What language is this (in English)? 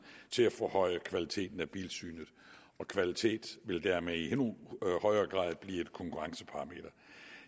Danish